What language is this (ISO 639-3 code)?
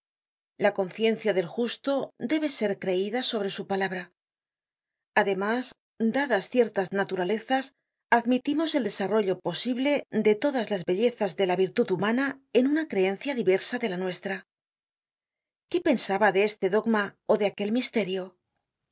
spa